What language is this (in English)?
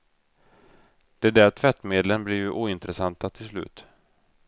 Swedish